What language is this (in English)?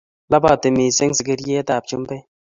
Kalenjin